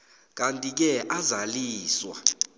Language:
South Ndebele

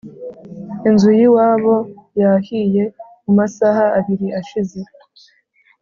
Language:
Kinyarwanda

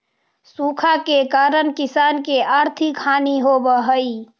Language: Magahi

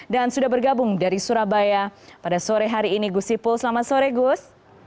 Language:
Indonesian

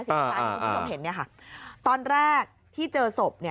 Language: Thai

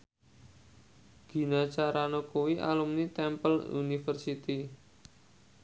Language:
Javanese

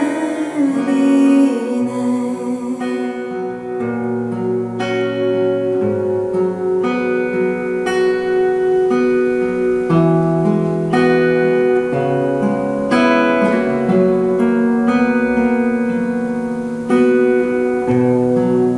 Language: Korean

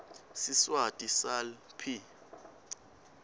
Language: Swati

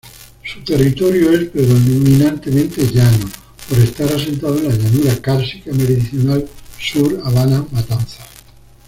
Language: Spanish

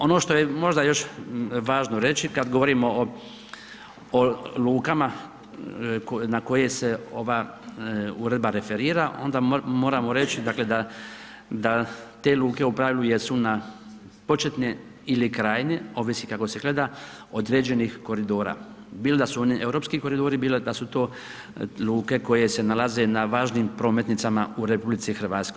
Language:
Croatian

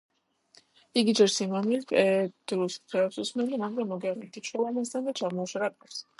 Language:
Georgian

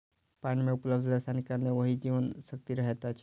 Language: Maithili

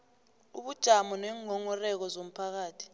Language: South Ndebele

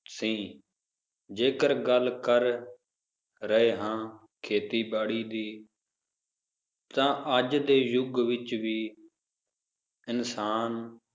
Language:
Punjabi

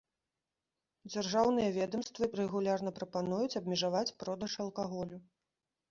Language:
Belarusian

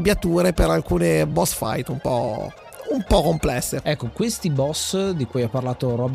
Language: Italian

